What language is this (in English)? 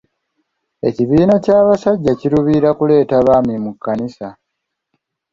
Ganda